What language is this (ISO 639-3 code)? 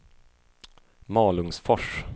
swe